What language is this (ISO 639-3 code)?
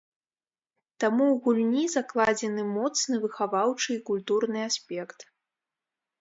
bel